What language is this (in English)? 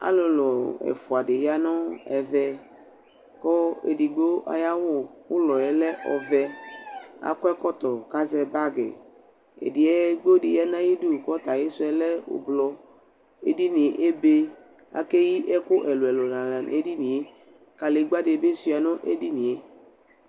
Ikposo